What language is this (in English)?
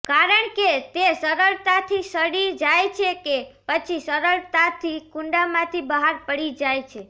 Gujarati